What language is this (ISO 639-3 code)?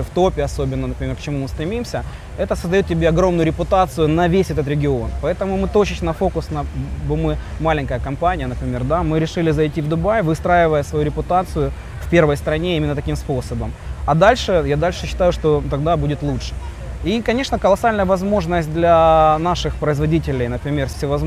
rus